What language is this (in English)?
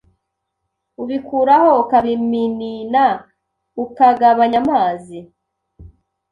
Kinyarwanda